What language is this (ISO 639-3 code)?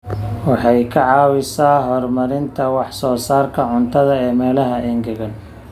som